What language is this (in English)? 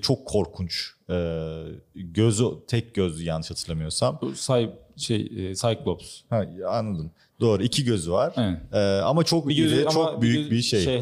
Turkish